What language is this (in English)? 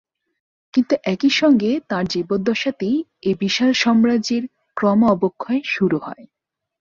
Bangla